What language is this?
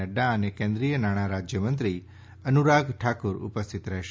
Gujarati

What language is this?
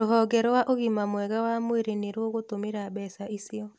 Kikuyu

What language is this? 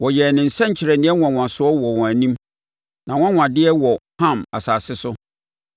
Akan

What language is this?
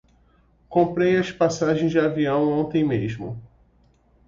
Portuguese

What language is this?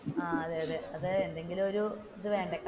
Malayalam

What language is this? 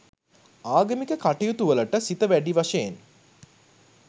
Sinhala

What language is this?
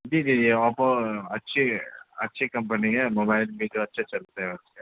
Urdu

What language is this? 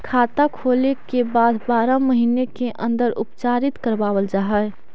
Magahi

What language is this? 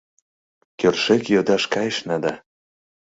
Mari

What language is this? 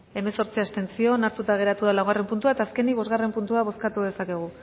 Basque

